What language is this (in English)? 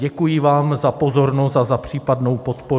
Czech